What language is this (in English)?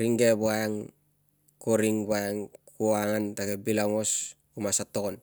Tungag